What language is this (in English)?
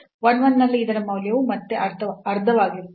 Kannada